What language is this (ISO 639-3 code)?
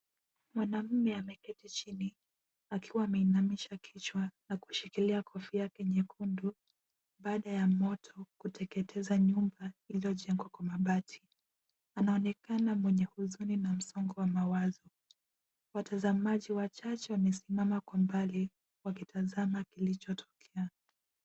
swa